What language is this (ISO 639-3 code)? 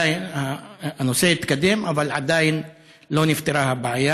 heb